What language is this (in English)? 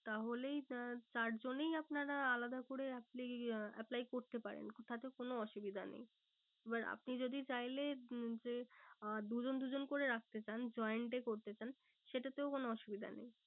Bangla